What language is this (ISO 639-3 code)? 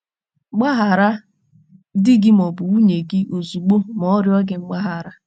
ibo